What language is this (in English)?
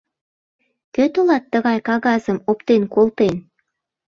Mari